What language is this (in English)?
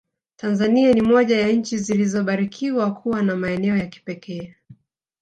Swahili